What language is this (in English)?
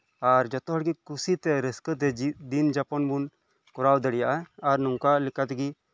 Santali